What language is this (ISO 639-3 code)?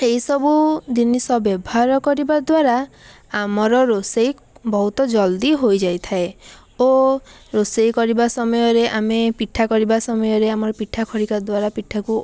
ori